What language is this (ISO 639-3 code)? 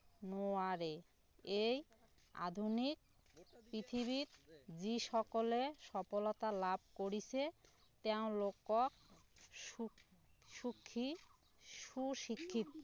asm